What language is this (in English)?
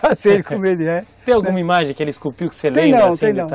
Portuguese